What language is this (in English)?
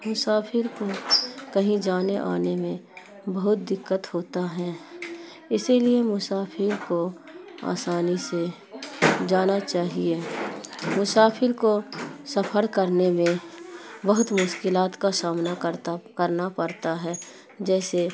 Urdu